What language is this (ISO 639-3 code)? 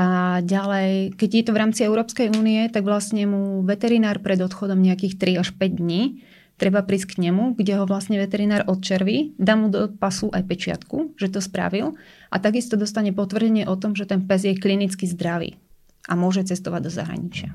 slk